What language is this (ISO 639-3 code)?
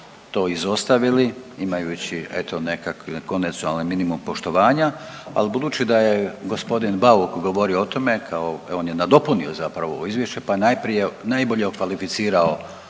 hrv